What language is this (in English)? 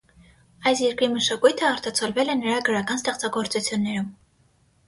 Armenian